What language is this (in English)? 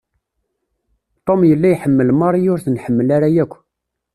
Kabyle